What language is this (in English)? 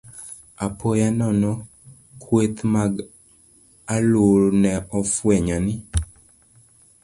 Luo (Kenya and Tanzania)